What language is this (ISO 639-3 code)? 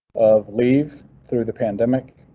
eng